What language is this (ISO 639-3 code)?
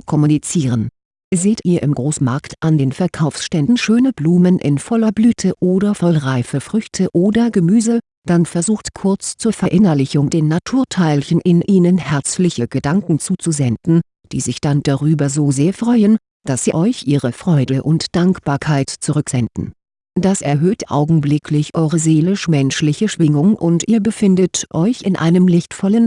deu